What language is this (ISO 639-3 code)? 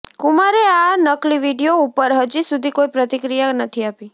guj